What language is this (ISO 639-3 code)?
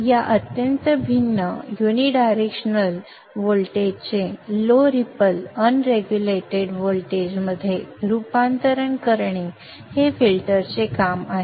mar